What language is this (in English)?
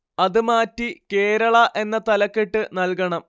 Malayalam